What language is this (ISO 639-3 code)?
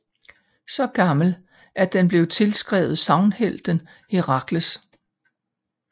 dan